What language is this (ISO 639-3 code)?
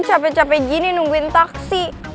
ind